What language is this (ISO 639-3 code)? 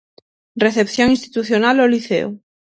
glg